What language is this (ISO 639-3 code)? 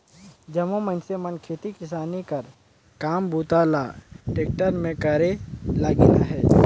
hne